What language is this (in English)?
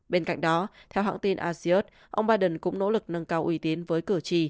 Vietnamese